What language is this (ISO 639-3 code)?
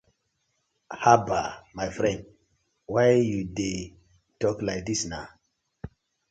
pcm